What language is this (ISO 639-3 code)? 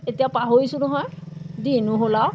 asm